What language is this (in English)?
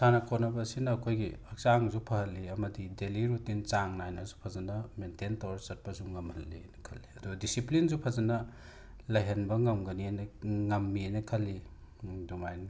Manipuri